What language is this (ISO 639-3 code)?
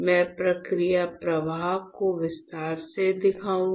hin